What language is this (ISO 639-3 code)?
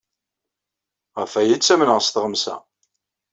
kab